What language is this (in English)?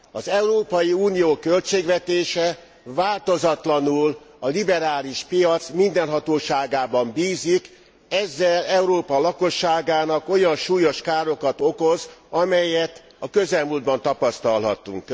Hungarian